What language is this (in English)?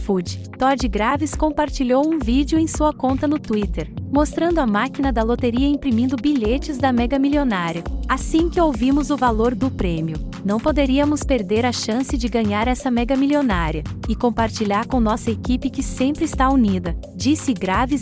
Portuguese